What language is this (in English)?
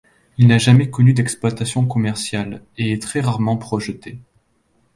French